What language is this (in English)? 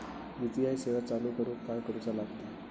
Marathi